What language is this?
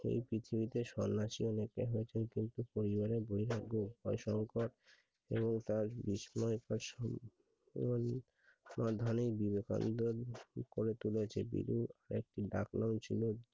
Bangla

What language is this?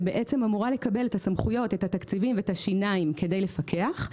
Hebrew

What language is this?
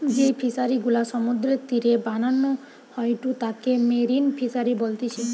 Bangla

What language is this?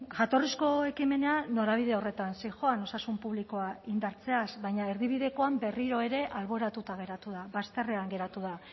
Basque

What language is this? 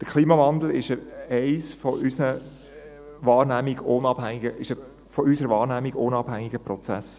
Swiss German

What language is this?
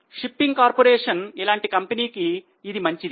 Telugu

